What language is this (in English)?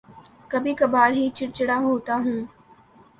Urdu